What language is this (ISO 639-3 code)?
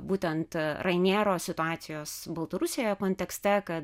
lit